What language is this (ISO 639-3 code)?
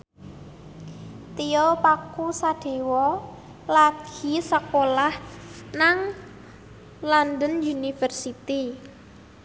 jav